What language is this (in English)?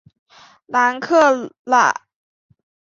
Chinese